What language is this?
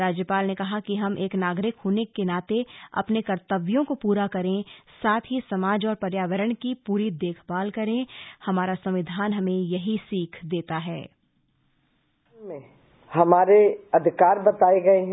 Hindi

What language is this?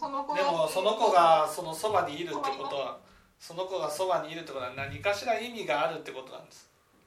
Japanese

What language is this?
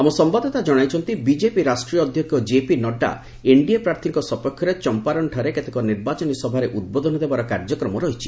Odia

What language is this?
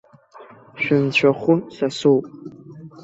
Abkhazian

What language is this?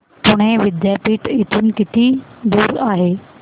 Marathi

